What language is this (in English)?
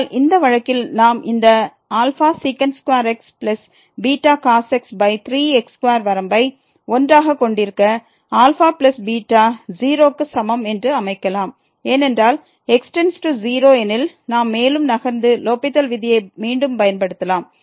Tamil